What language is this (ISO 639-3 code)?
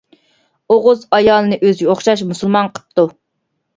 uig